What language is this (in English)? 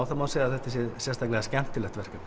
Icelandic